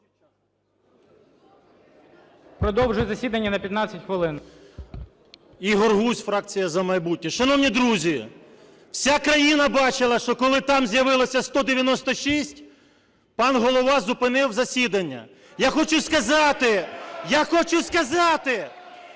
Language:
Ukrainian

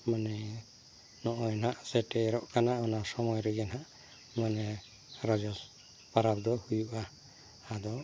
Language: Santali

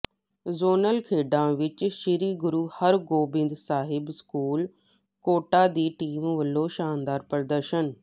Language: Punjabi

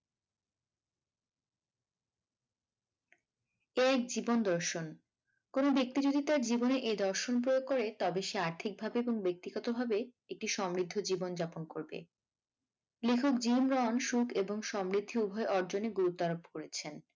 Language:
Bangla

